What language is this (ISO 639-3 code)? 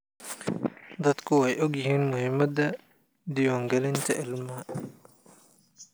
som